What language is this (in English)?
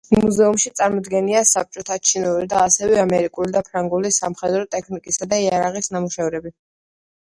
Georgian